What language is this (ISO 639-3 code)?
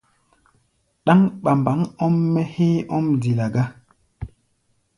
gba